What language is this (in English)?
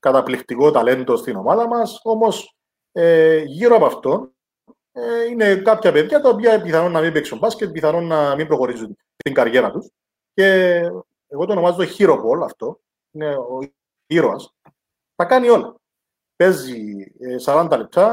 Greek